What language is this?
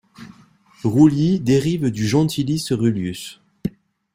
French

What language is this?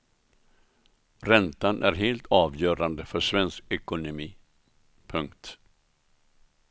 Swedish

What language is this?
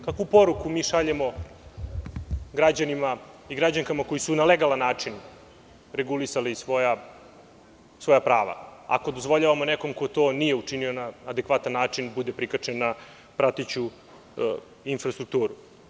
Serbian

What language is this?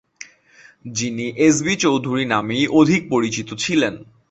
Bangla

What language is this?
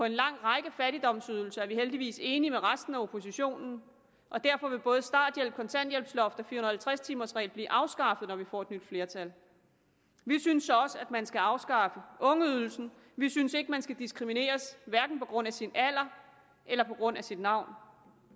Danish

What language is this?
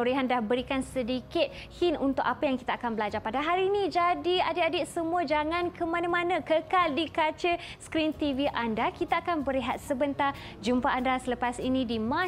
Malay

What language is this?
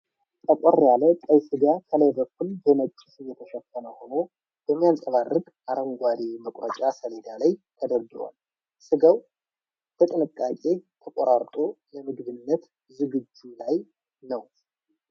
Amharic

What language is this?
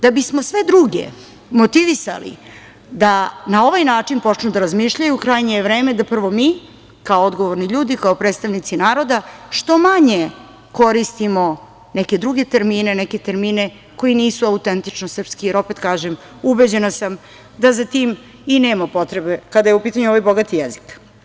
Serbian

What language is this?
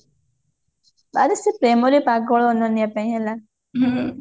Odia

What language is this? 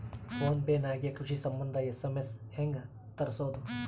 Kannada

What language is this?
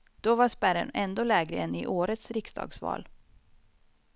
Swedish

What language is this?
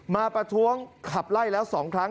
Thai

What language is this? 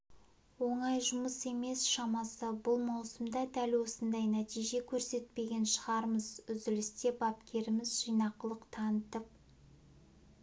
Kazakh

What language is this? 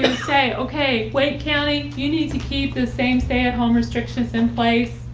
English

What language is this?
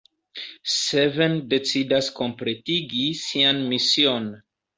Esperanto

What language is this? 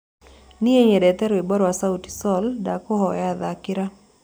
Kikuyu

